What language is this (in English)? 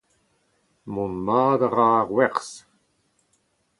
Breton